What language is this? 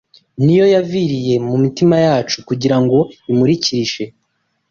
Kinyarwanda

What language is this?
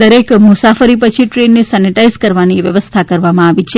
Gujarati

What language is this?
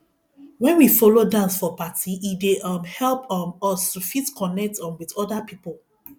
Nigerian Pidgin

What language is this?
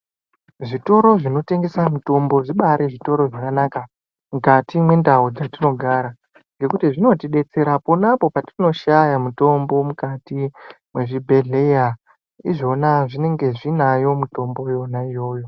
Ndau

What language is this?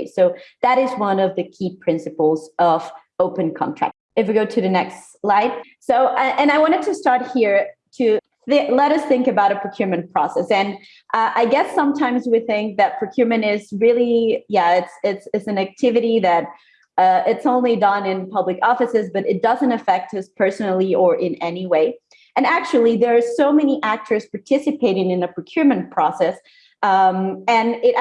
English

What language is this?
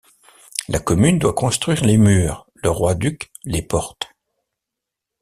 French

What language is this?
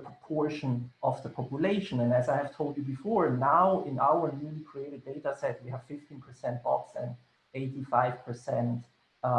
English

